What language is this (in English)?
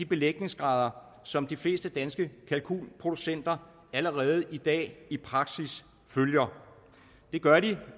Danish